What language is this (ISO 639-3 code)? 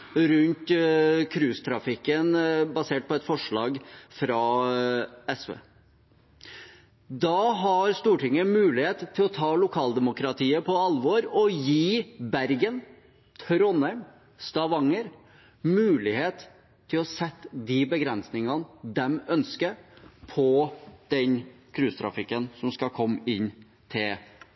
nob